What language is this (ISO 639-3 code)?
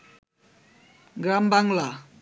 ben